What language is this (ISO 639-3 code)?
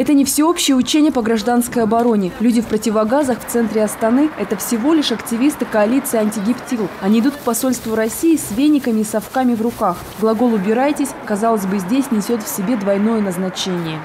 rus